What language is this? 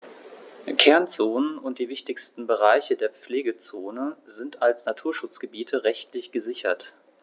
German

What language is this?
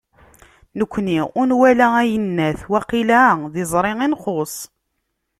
Kabyle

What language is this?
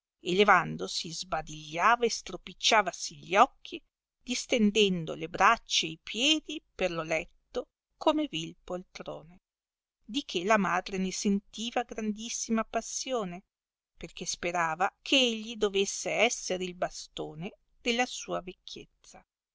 Italian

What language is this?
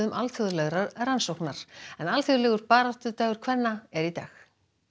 Icelandic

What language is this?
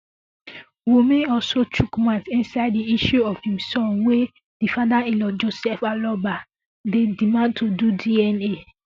Nigerian Pidgin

